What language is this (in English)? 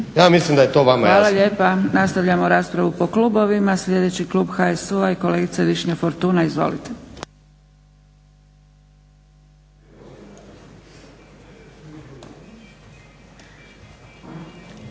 Croatian